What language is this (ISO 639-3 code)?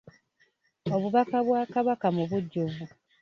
lug